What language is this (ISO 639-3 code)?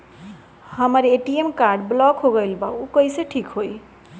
bho